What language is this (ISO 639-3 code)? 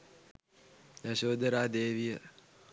sin